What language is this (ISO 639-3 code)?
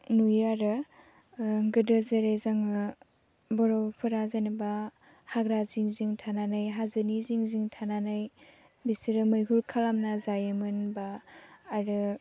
brx